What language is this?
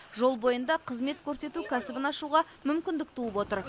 Kazakh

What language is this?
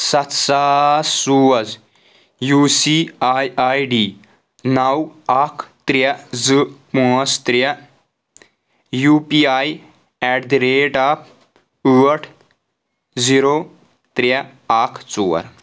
Kashmiri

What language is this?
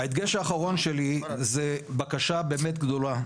Hebrew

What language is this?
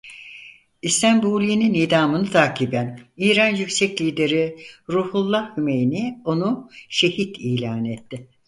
Turkish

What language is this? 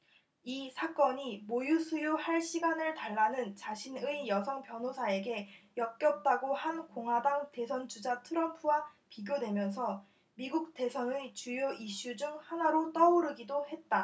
Korean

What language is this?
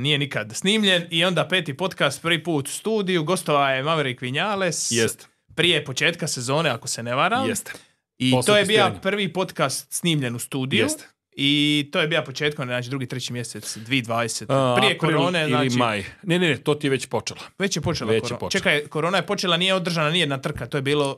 Croatian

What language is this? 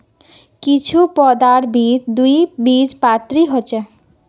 Magahi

